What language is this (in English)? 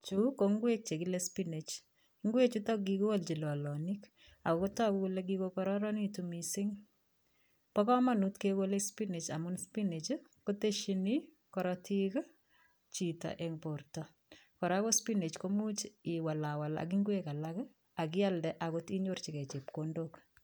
Kalenjin